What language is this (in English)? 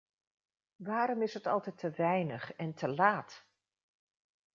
Dutch